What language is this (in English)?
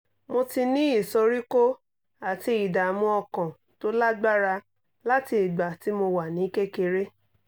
Yoruba